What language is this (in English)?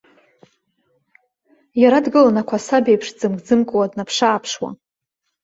Abkhazian